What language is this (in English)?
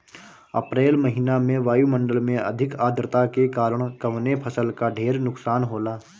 Bhojpuri